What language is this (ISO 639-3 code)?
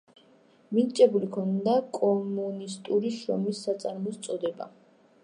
kat